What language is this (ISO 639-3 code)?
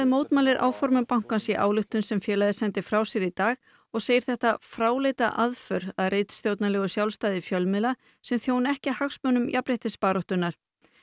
isl